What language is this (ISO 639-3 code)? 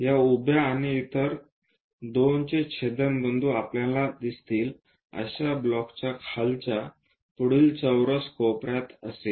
mar